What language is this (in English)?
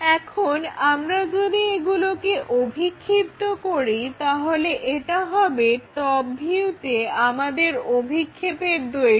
Bangla